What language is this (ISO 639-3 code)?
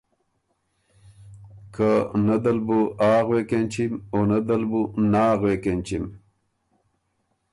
oru